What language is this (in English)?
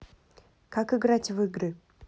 Russian